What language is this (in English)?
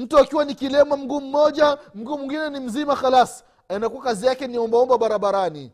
Swahili